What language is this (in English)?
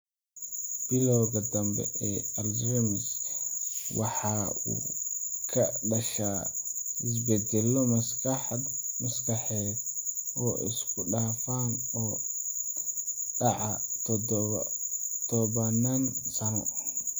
Somali